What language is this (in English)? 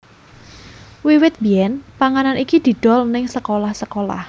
Javanese